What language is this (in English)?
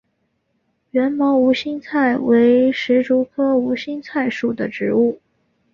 Chinese